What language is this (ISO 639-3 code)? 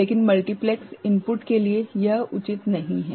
hin